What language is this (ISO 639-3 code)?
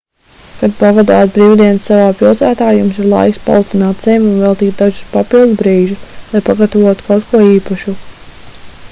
lav